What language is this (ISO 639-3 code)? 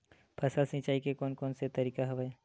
hne